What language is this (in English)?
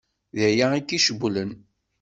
Kabyle